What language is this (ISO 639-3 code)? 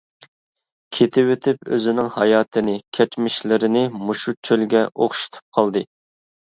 uig